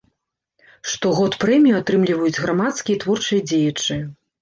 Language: Belarusian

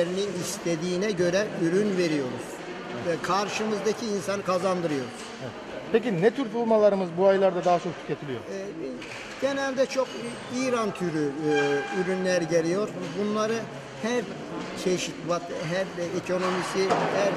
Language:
Turkish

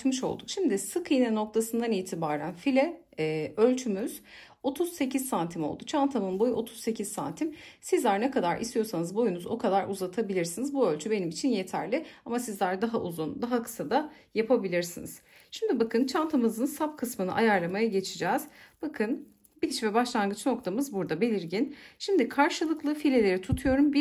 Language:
Turkish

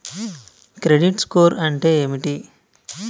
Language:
Telugu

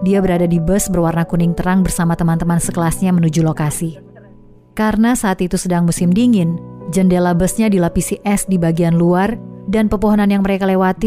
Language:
Indonesian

